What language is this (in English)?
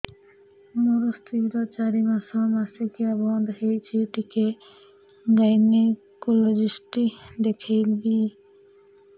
Odia